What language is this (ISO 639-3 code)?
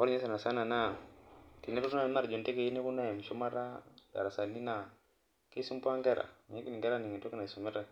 mas